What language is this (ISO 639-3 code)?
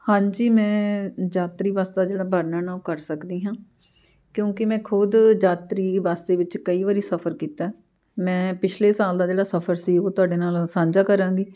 pan